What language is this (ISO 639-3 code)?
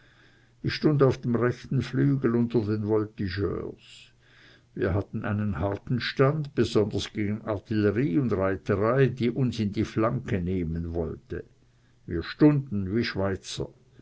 deu